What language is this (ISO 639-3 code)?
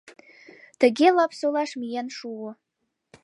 chm